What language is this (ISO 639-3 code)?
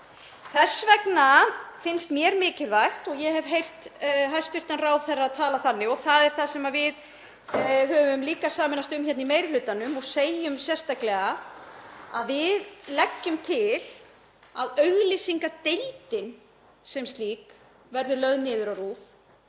isl